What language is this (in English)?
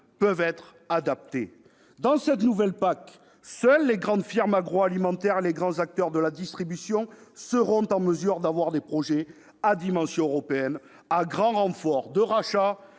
French